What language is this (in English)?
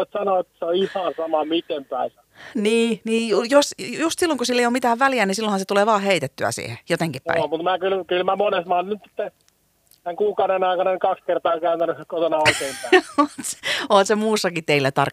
Finnish